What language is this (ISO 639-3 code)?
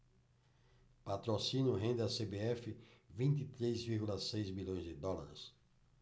por